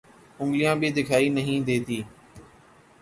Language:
Urdu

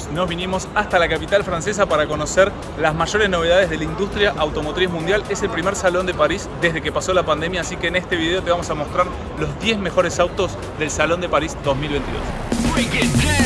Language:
Spanish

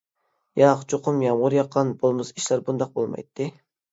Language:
Uyghur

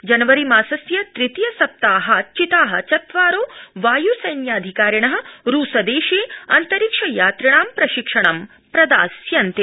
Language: Sanskrit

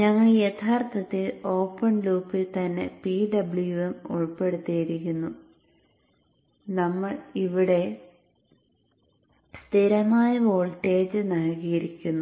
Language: Malayalam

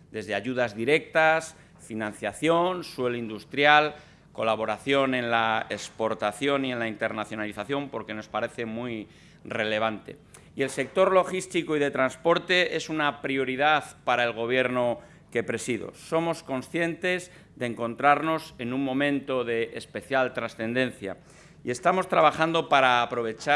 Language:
Spanish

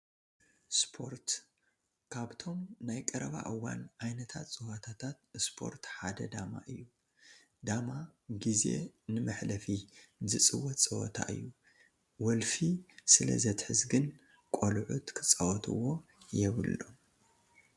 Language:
Tigrinya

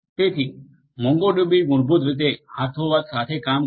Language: Gujarati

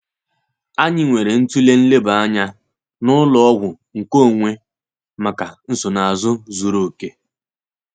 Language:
Igbo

